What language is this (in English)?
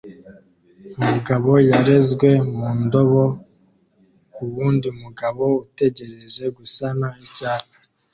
Kinyarwanda